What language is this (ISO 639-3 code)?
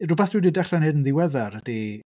cym